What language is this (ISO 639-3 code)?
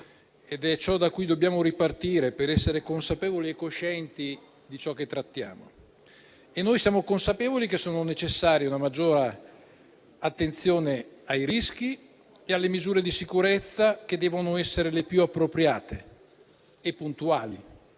ita